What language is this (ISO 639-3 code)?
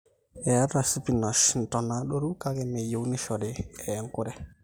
mas